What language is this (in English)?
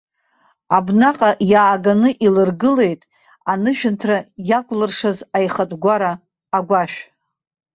Abkhazian